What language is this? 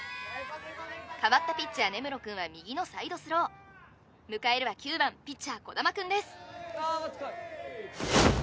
Japanese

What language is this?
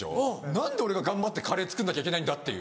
Japanese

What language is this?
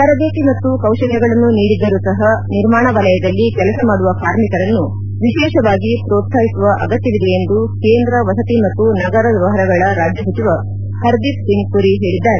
Kannada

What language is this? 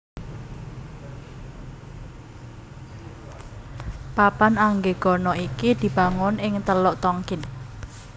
Javanese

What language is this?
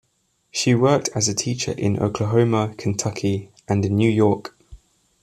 English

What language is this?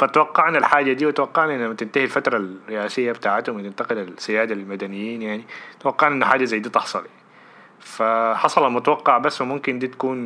Arabic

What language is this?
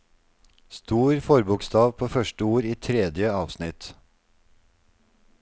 Norwegian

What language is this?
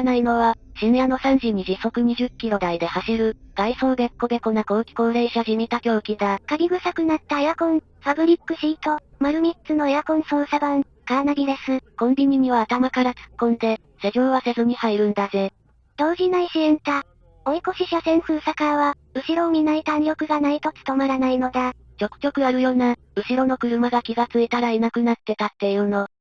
Japanese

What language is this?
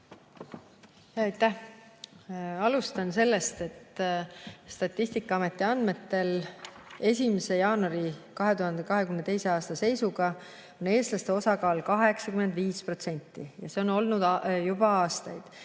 Estonian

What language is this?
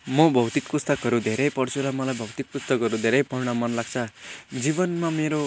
Nepali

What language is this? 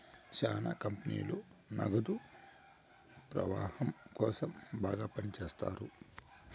Telugu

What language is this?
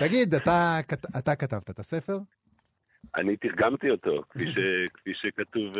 Hebrew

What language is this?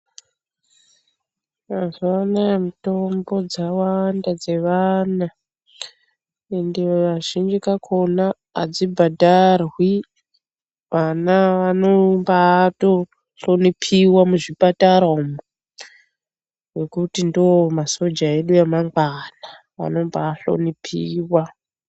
Ndau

